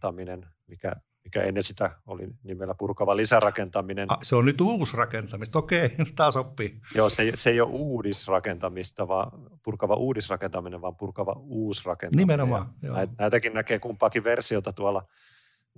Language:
Finnish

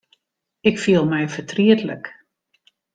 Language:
Western Frisian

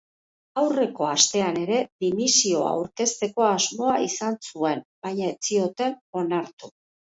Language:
Basque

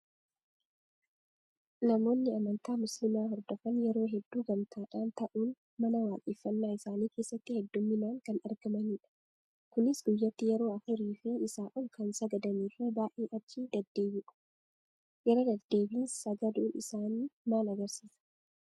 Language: Oromo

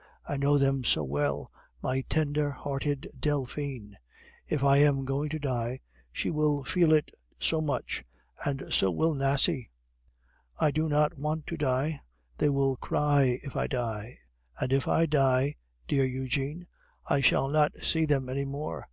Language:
English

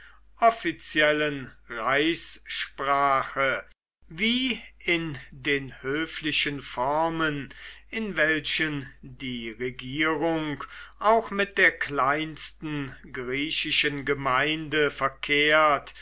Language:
German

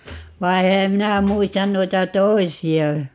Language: Finnish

